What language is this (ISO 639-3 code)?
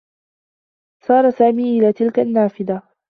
ara